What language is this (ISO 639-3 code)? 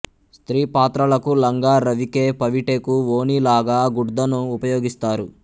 tel